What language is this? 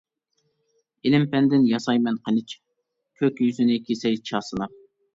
Uyghur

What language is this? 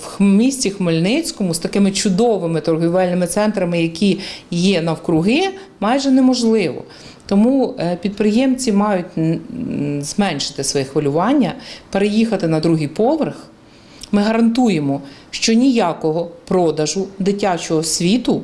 Ukrainian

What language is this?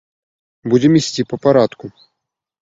Belarusian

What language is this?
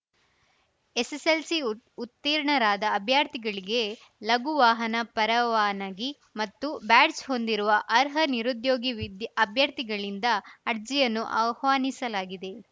Kannada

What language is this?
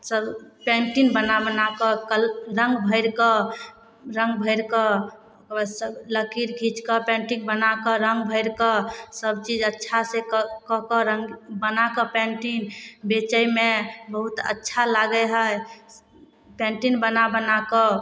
Maithili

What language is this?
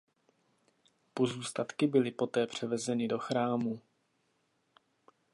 Czech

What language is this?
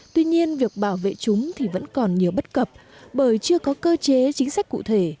Vietnamese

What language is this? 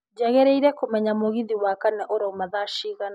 Kikuyu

